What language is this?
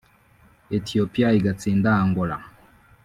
Kinyarwanda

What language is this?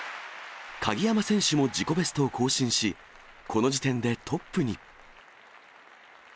Japanese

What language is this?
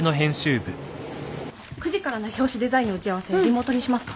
Japanese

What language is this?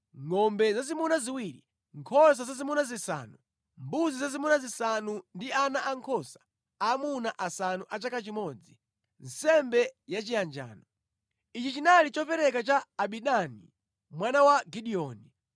Nyanja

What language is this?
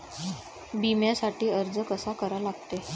Marathi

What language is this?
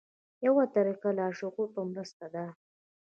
Pashto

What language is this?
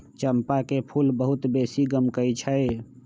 Magahi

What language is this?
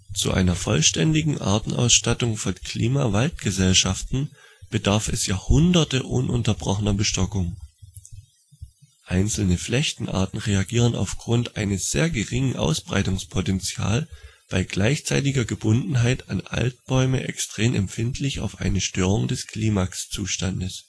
German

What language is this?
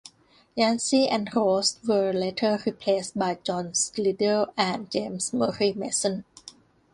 English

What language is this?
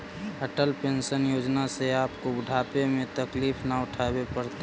Magahi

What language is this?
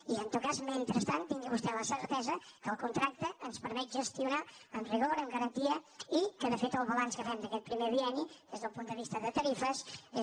Catalan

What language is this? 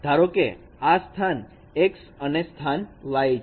Gujarati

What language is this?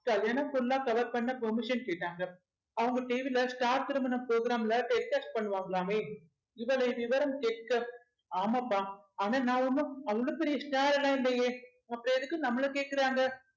Tamil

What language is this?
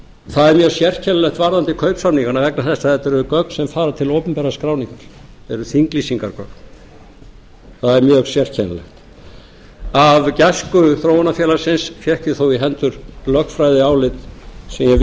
Icelandic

